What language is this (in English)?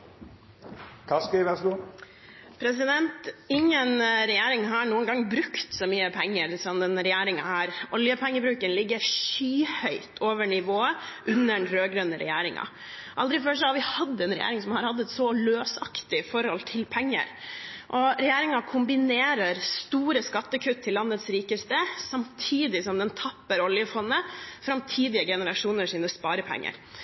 Norwegian